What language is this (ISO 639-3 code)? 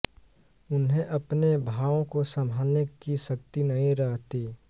hin